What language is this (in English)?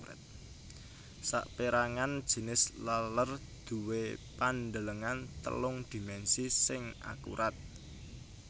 Javanese